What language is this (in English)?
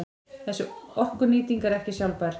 Icelandic